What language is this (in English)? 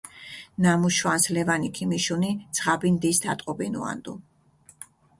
Mingrelian